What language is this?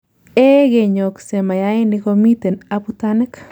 Kalenjin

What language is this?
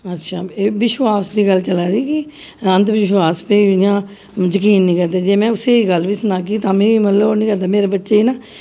Dogri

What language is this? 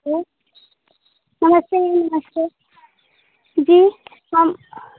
Hindi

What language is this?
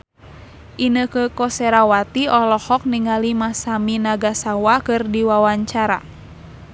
Sundanese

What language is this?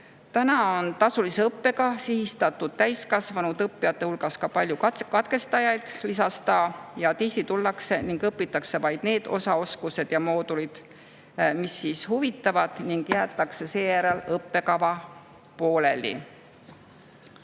Estonian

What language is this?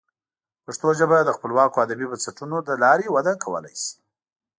Pashto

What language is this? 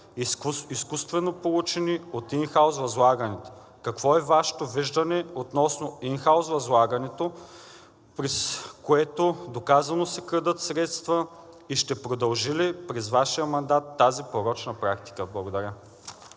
Bulgarian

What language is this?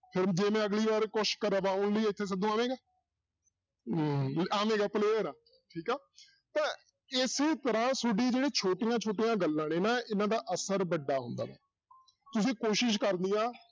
Punjabi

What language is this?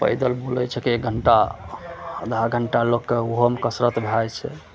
Maithili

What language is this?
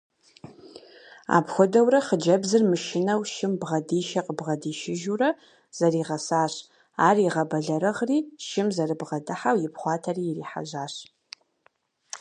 Kabardian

